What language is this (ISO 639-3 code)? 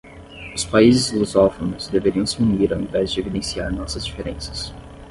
por